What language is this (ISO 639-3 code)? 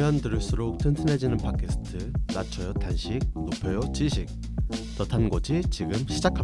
kor